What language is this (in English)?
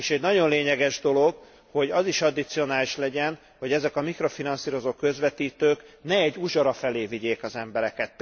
Hungarian